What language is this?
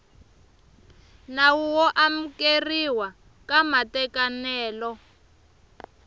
Tsonga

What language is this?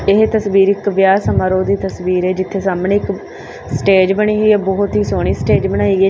Punjabi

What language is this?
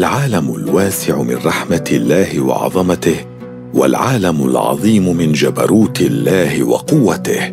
Arabic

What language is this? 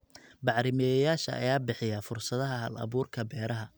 Somali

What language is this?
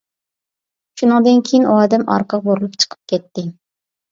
Uyghur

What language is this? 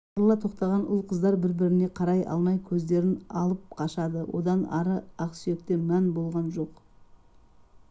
Kazakh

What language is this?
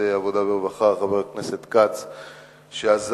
Hebrew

